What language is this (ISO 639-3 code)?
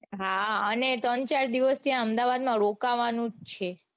guj